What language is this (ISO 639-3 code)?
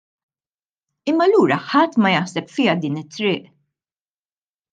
mlt